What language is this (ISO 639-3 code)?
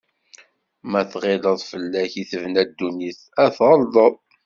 kab